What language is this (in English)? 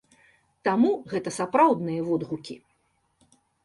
Belarusian